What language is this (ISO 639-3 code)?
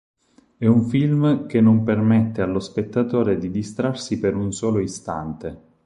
ita